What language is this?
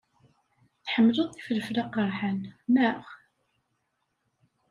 Kabyle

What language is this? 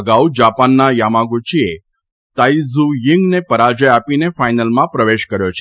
Gujarati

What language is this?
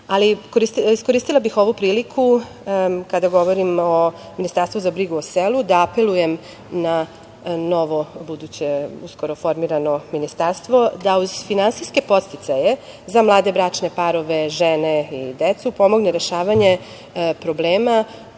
Serbian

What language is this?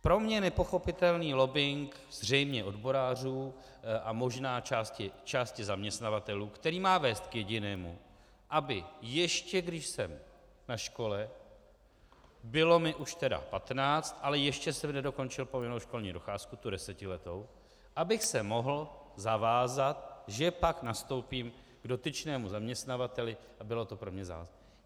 Czech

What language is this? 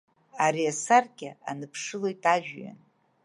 Abkhazian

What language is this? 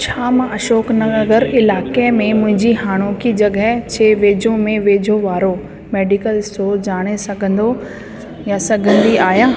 Sindhi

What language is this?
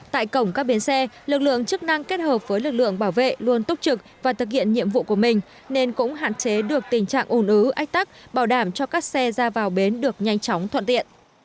Vietnamese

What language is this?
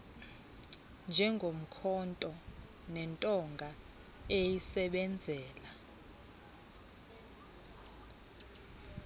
Xhosa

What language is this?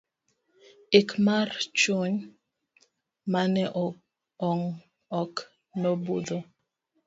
Luo (Kenya and Tanzania)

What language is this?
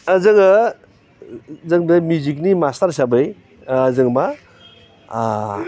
Bodo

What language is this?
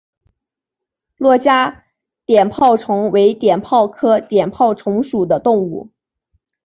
Chinese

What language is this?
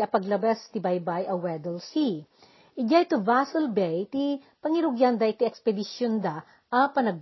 Filipino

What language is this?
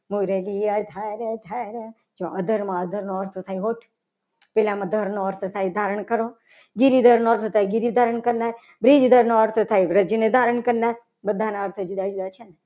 Gujarati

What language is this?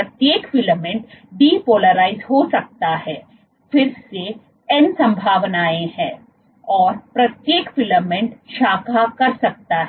Hindi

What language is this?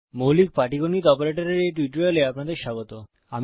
Bangla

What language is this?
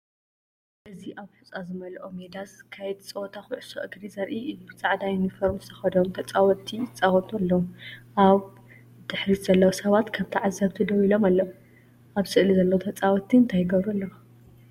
Tigrinya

